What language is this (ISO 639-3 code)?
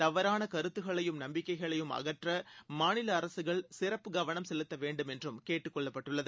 tam